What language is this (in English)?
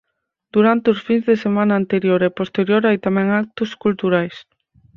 Galician